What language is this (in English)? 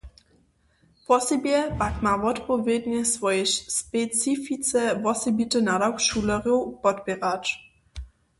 Upper Sorbian